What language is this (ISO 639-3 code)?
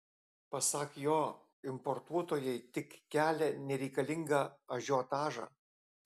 lit